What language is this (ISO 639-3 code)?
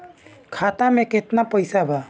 bho